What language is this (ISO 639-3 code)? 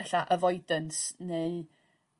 cym